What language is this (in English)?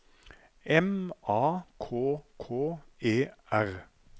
Norwegian